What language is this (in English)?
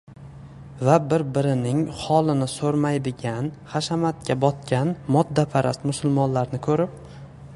Uzbek